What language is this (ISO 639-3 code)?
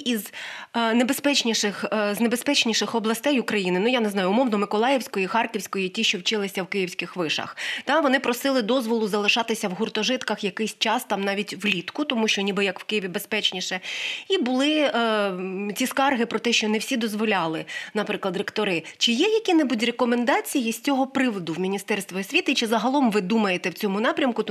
ukr